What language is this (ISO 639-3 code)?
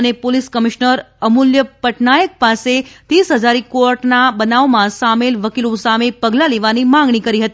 guj